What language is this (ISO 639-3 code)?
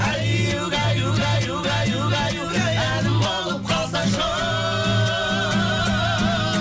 kaz